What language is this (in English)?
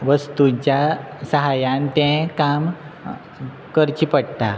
Konkani